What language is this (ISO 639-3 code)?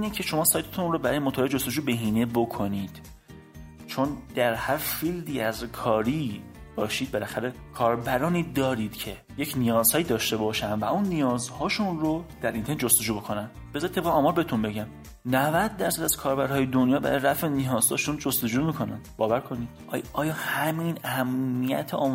fas